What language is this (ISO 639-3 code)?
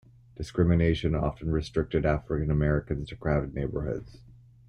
eng